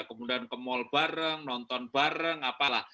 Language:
Indonesian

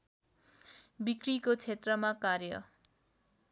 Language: Nepali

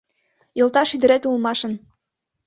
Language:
Mari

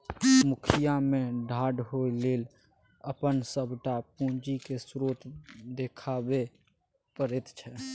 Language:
Maithili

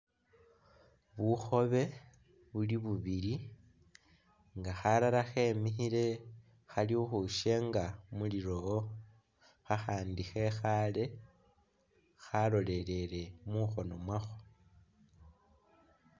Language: Masaaba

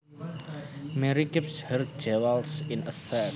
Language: Javanese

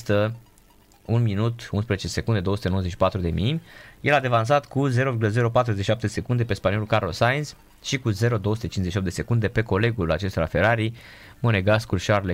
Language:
Romanian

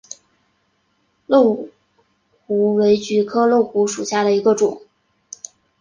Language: Chinese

